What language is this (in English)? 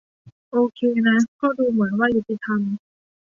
Thai